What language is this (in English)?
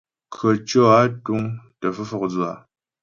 Ghomala